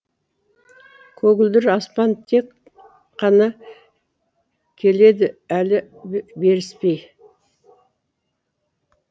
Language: Kazakh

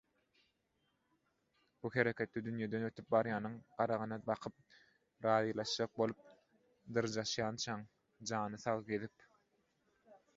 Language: Turkmen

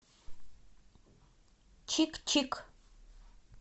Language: Russian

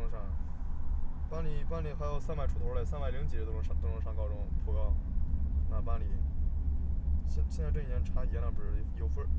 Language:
Chinese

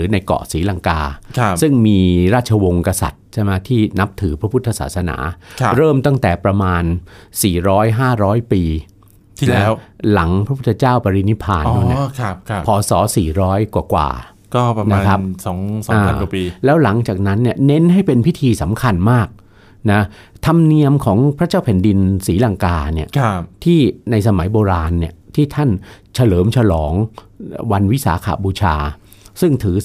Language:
Thai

